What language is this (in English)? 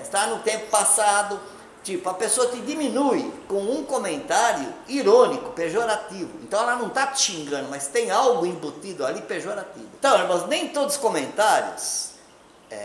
Portuguese